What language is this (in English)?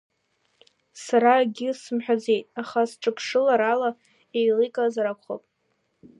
Abkhazian